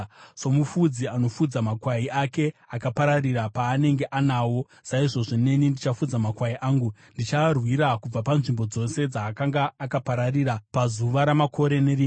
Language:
Shona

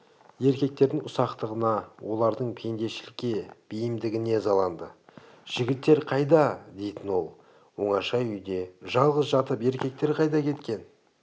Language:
Kazakh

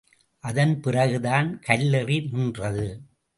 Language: Tamil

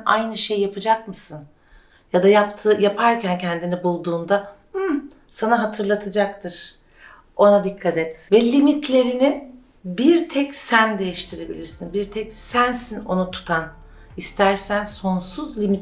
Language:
Turkish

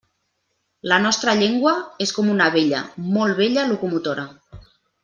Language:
Catalan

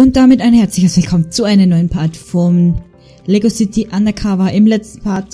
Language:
German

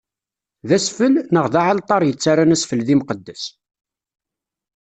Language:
Kabyle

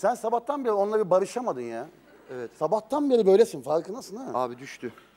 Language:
Turkish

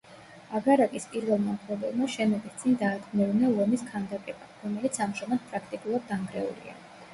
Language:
Georgian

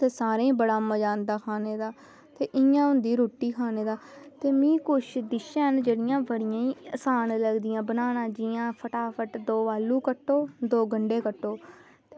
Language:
Dogri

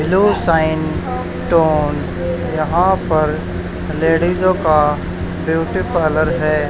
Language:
Hindi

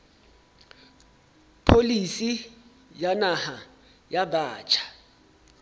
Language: Southern Sotho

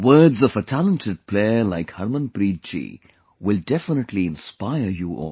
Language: English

